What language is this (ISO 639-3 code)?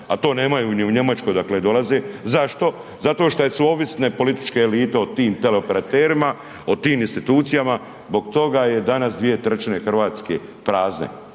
hrv